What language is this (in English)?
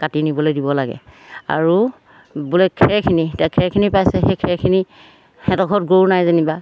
Assamese